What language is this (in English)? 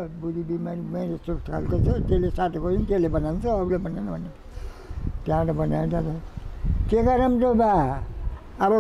Thai